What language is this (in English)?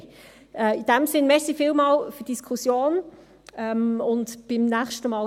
Swiss German